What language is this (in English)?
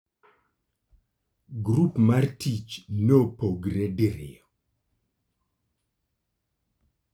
Luo (Kenya and Tanzania)